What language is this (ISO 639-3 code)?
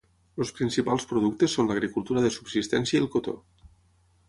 cat